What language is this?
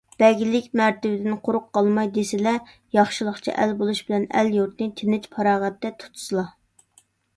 Uyghur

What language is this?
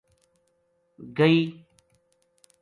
Gujari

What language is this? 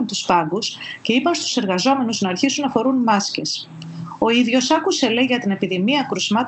Greek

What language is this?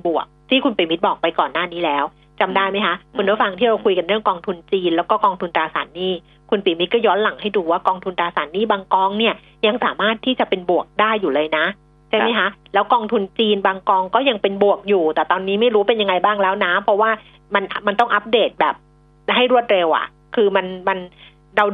Thai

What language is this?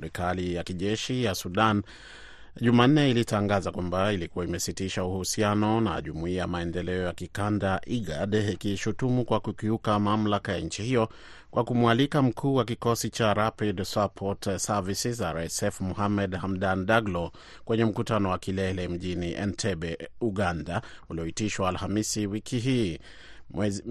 Swahili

